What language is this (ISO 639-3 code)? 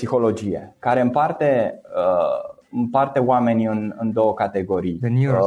ron